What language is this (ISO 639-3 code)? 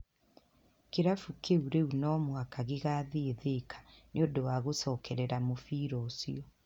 kik